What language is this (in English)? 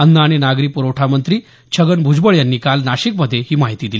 Marathi